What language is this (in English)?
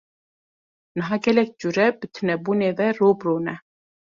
Kurdish